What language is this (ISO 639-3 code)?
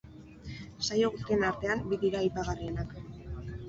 eus